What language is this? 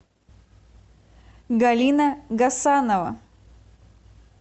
Russian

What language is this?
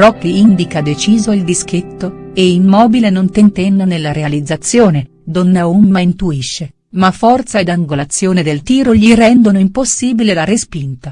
Italian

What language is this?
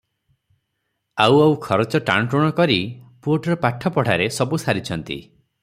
Odia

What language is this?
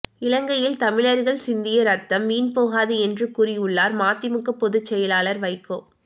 Tamil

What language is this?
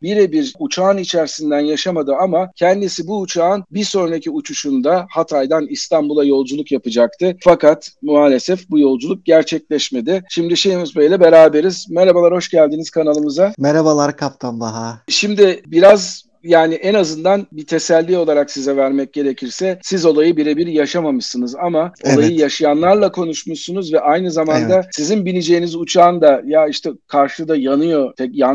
Turkish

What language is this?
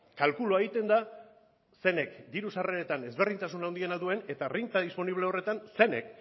Basque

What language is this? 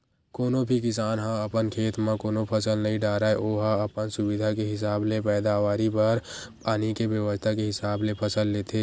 Chhattisgarhi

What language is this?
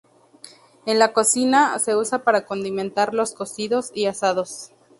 Spanish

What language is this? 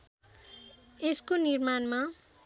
Nepali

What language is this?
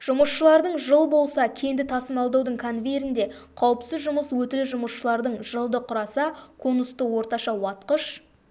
Kazakh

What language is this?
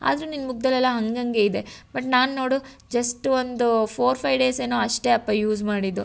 Kannada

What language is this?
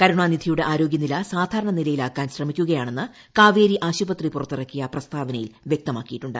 Malayalam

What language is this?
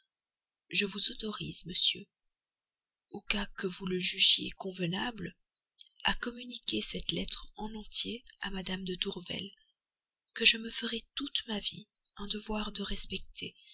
French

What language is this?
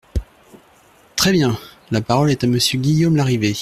French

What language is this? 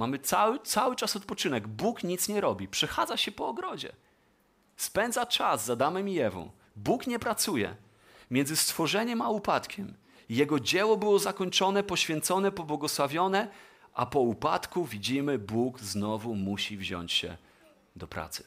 Polish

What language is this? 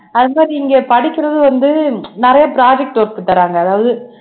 Tamil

